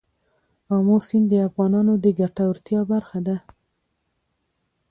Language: Pashto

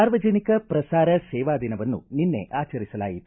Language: Kannada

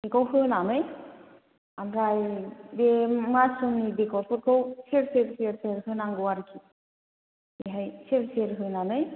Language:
Bodo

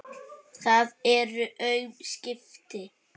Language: Icelandic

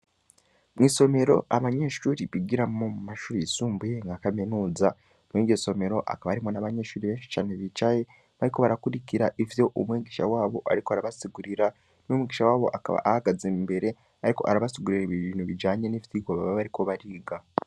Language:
Rundi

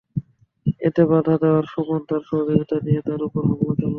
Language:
Bangla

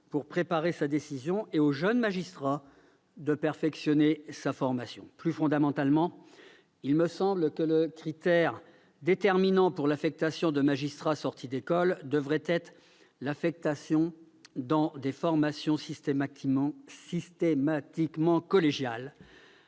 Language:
French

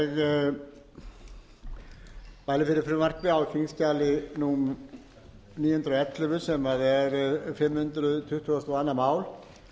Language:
Icelandic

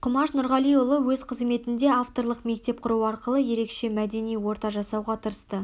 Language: Kazakh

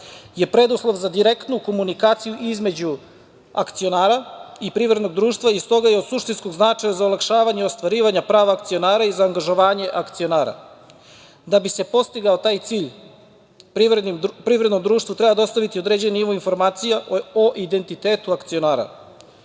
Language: Serbian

